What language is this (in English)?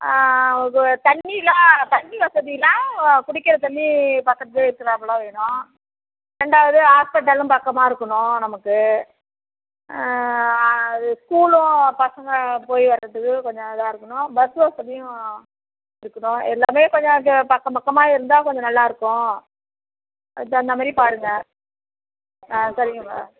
Tamil